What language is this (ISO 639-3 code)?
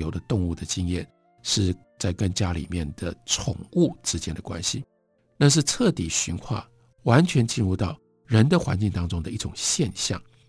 zho